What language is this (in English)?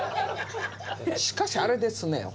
Japanese